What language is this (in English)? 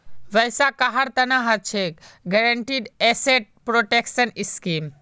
Magahi